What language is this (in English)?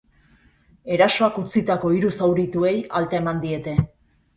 Basque